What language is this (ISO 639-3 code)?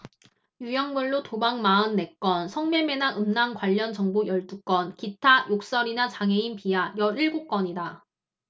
kor